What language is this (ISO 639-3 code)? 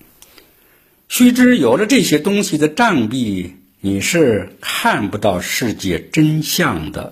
zho